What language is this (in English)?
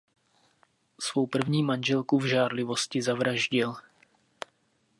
Czech